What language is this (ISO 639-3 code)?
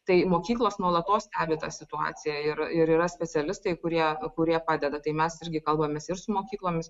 lit